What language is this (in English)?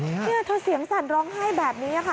Thai